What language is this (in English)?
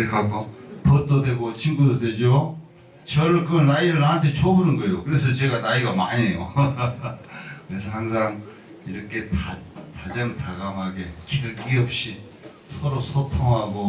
Korean